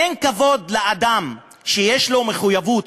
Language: Hebrew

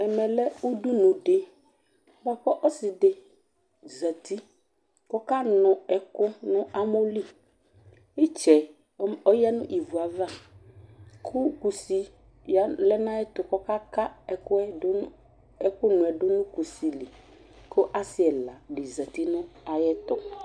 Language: Ikposo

